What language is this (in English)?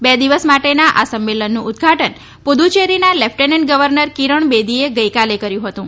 Gujarati